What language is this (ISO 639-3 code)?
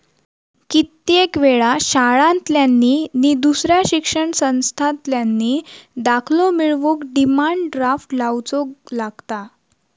mar